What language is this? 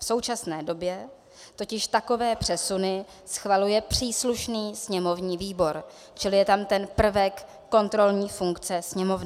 Czech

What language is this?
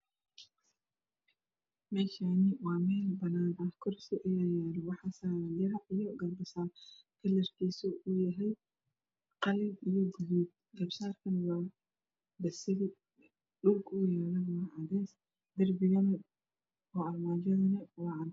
Somali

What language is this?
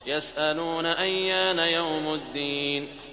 Arabic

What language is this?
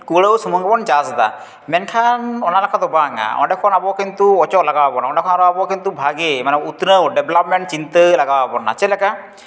Santali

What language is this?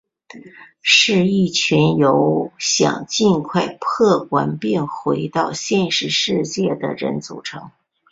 Chinese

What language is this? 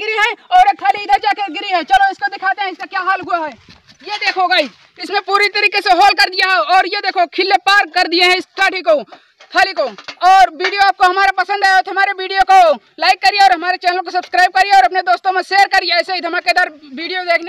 Hindi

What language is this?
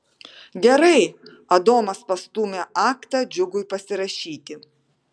Lithuanian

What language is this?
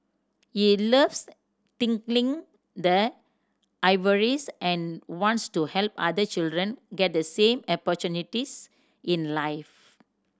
English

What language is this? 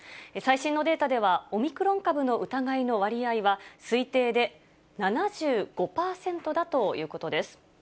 Japanese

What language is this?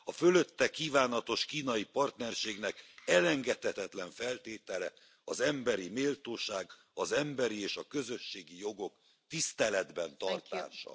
Hungarian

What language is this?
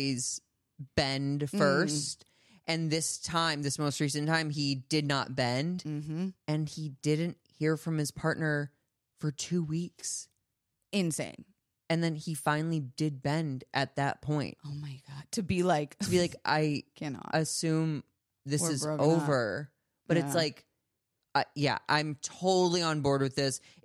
English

